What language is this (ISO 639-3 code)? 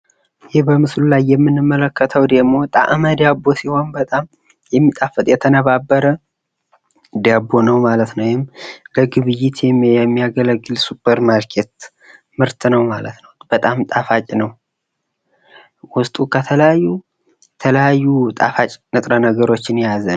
amh